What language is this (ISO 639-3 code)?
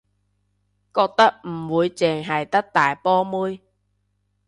yue